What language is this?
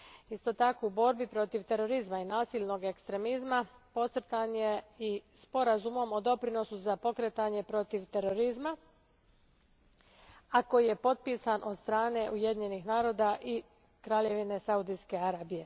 Croatian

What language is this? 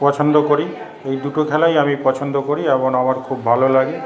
Bangla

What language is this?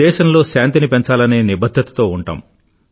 Telugu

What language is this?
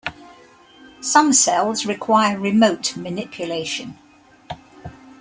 English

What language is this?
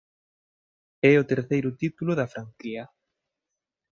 Galician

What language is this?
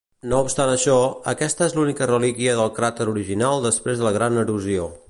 Catalan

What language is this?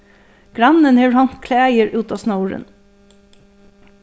Faroese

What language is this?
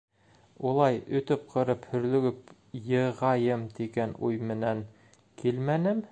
Bashkir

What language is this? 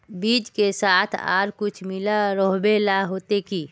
Magahi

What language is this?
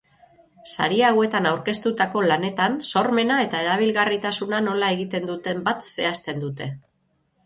Basque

